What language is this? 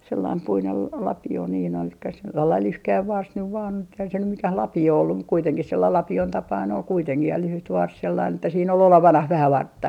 Finnish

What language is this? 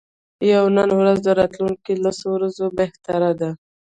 Pashto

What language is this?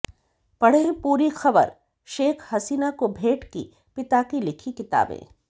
Hindi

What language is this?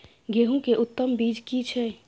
Maithili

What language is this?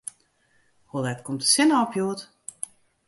Western Frisian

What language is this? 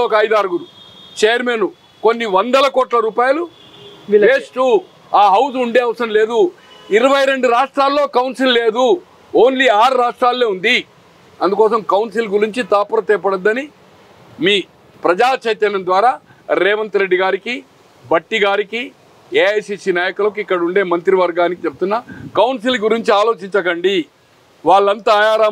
Telugu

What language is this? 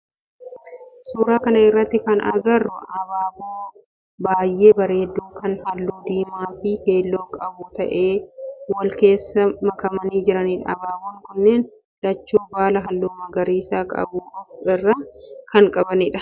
Oromo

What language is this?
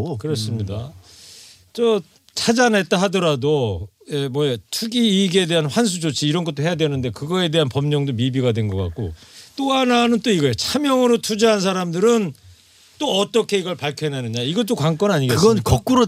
Korean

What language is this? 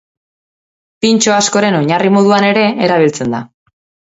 Basque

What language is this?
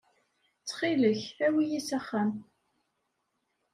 Kabyle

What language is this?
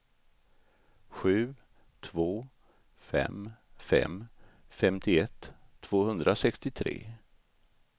Swedish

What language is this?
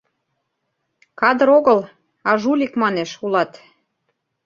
Mari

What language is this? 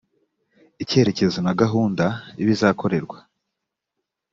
Kinyarwanda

